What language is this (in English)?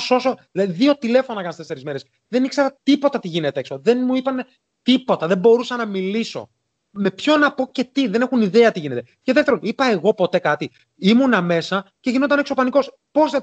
Greek